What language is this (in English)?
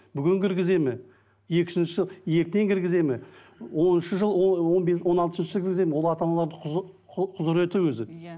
Kazakh